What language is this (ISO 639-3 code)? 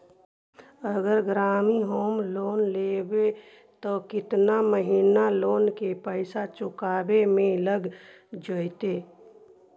mag